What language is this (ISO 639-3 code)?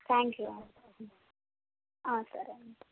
tel